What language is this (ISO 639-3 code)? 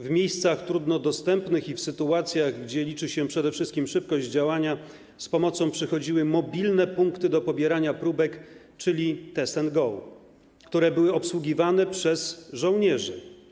pol